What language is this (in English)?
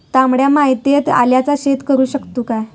Marathi